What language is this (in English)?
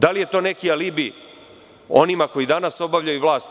Serbian